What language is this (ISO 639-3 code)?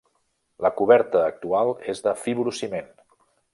cat